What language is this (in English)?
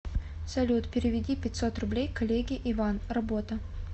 Russian